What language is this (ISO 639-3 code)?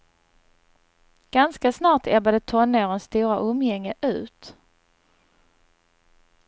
swe